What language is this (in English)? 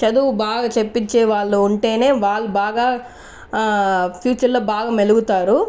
Telugu